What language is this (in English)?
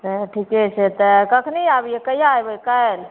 Maithili